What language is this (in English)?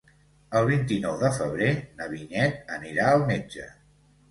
Catalan